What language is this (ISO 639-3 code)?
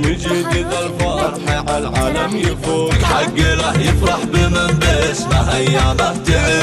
ara